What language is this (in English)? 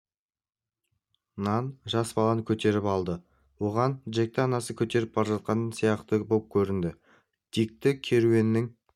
Kazakh